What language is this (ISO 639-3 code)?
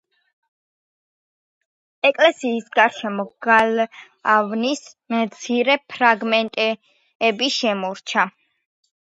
kat